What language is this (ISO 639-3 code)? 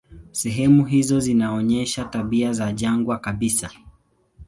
swa